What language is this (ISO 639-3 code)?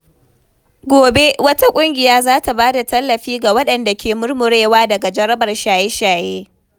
hau